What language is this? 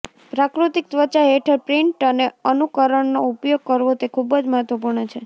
Gujarati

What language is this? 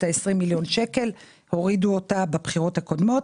Hebrew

